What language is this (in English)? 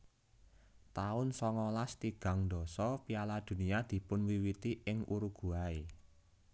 Javanese